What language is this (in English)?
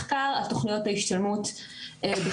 Hebrew